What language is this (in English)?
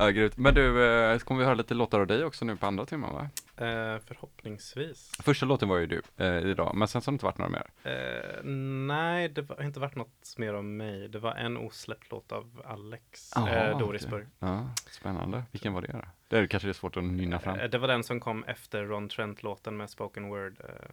Swedish